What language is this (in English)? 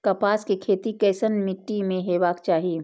Maithili